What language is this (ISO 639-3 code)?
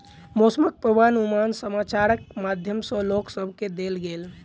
mai